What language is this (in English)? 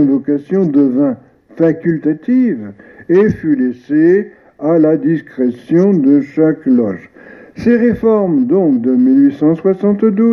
French